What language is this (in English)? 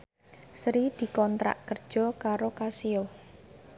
Javanese